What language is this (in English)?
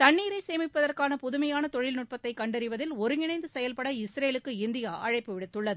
Tamil